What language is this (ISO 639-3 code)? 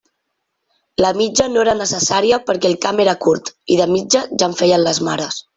cat